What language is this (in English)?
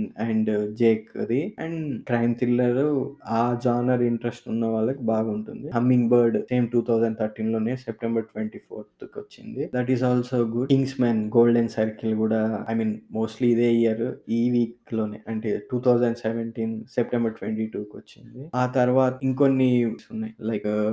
Telugu